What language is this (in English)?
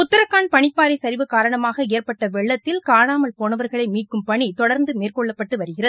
Tamil